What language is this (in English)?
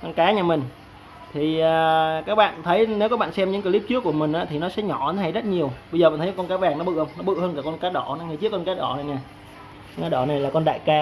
Vietnamese